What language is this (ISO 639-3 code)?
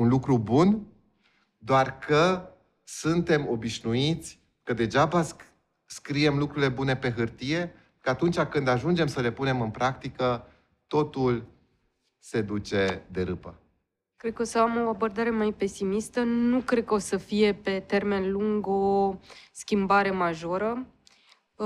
ron